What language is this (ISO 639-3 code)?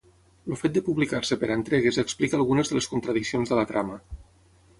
cat